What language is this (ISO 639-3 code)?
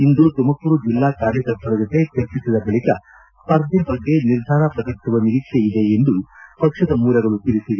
kan